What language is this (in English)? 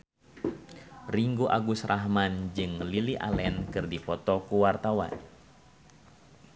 Sundanese